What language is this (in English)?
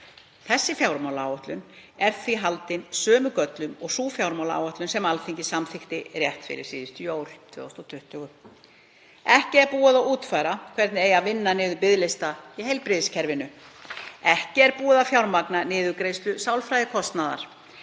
Icelandic